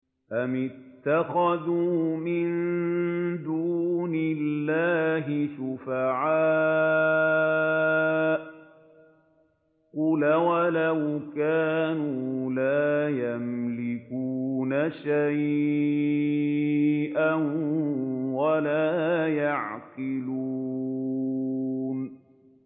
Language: Arabic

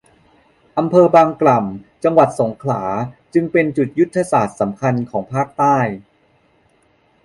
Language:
Thai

